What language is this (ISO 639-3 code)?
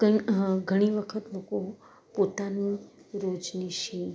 guj